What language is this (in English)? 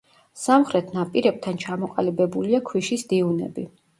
Georgian